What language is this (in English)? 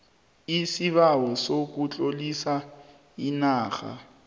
South Ndebele